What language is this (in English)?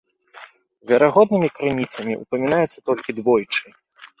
Belarusian